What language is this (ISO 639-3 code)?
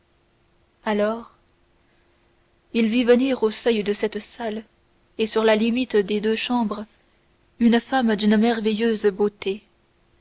fra